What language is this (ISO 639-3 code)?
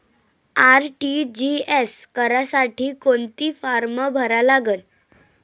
mar